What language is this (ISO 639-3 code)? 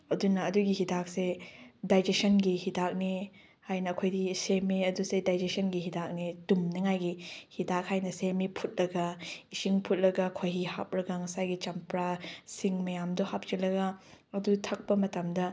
mni